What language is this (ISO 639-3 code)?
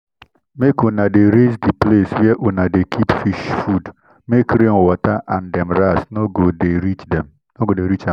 pcm